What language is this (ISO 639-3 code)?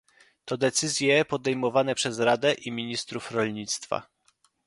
pol